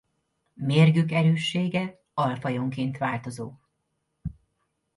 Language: Hungarian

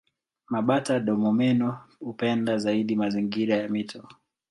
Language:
Swahili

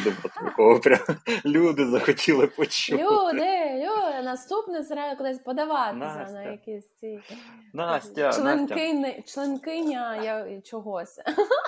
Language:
Ukrainian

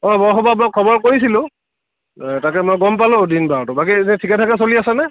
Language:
Assamese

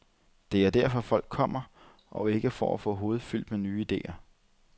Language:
Danish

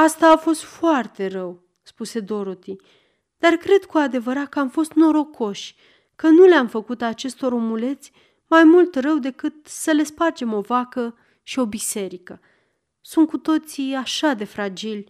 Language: Romanian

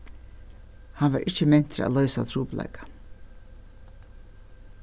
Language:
Faroese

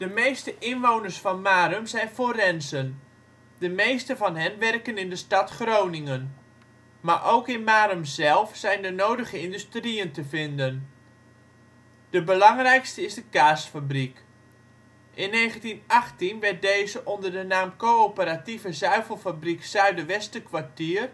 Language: Dutch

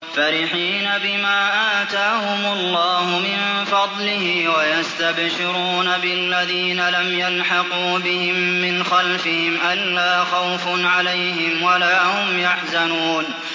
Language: Arabic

